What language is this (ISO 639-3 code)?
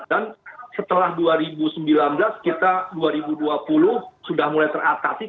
ind